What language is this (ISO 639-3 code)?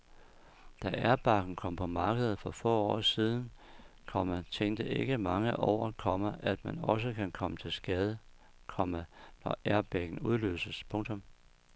dan